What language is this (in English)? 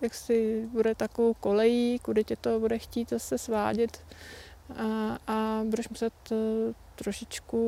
Czech